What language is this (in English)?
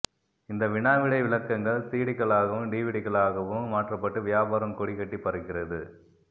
Tamil